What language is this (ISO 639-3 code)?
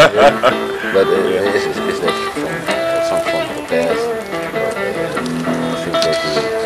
nld